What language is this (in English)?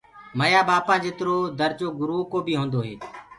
Gurgula